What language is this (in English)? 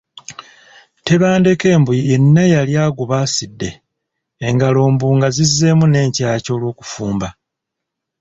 Ganda